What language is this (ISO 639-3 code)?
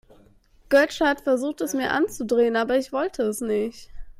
deu